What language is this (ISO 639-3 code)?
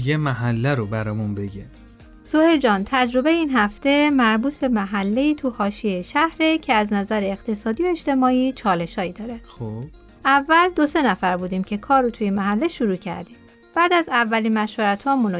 fas